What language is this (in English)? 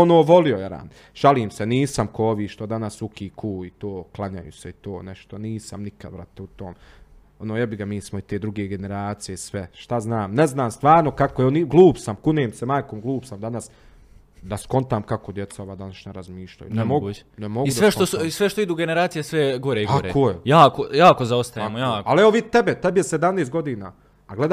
Croatian